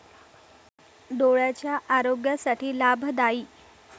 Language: Marathi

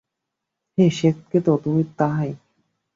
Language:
Bangla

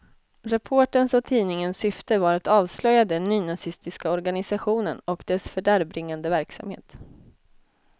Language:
Swedish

